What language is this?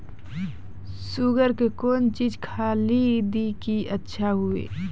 Maithili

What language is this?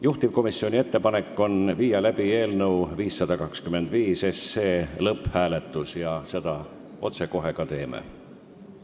Estonian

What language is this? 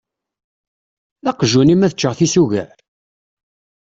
Kabyle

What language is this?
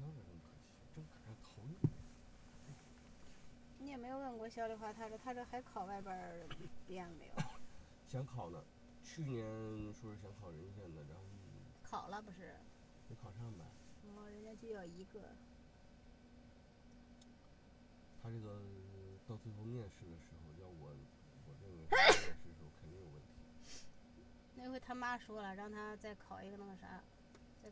Chinese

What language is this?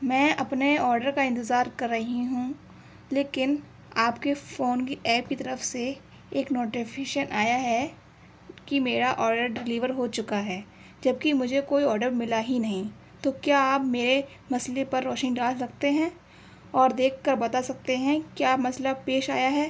Urdu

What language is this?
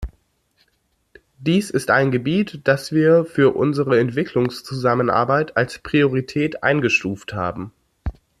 German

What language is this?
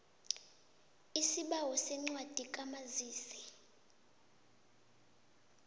South Ndebele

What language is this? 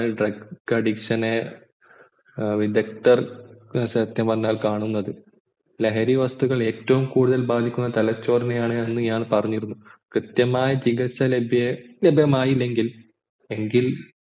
Malayalam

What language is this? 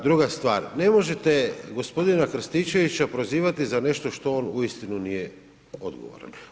Croatian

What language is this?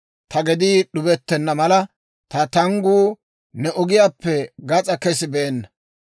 Dawro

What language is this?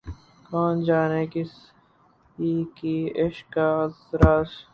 Urdu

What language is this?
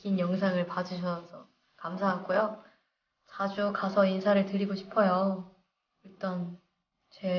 Korean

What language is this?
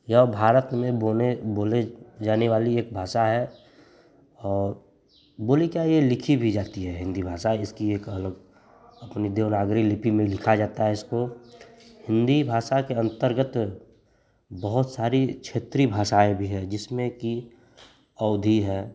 Hindi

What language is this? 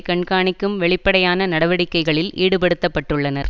Tamil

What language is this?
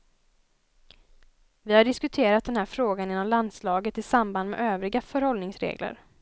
Swedish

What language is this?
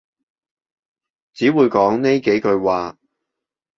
Cantonese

